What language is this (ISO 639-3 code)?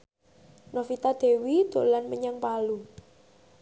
jav